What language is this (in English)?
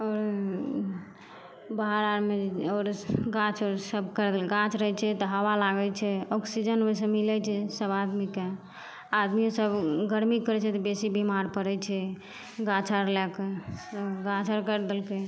Maithili